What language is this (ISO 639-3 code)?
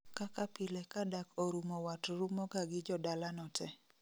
luo